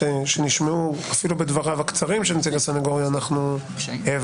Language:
Hebrew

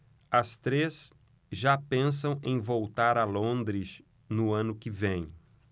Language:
Portuguese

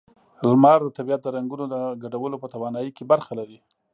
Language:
Pashto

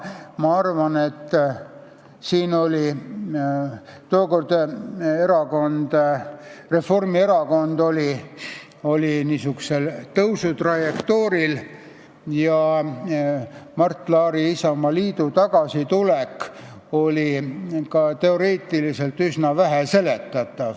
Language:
Estonian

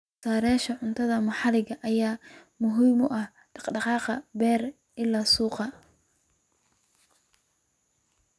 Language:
Somali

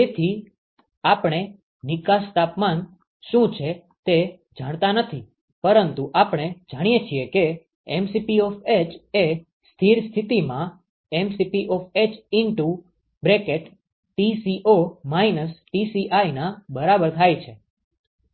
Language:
Gujarati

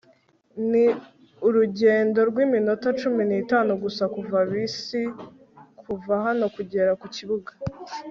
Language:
Kinyarwanda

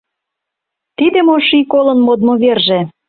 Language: Mari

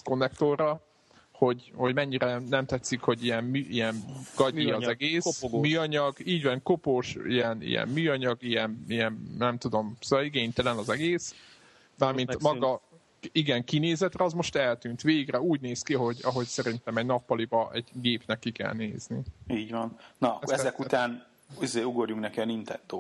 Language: Hungarian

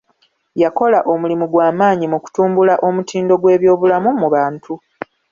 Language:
Ganda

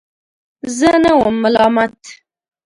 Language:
Pashto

